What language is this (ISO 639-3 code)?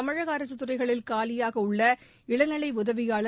tam